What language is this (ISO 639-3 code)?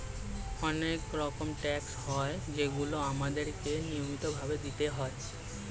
ben